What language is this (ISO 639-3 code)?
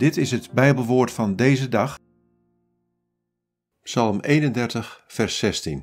nld